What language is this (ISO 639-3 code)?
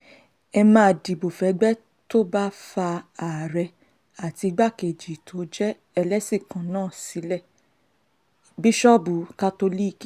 yor